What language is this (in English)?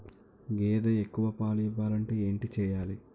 Telugu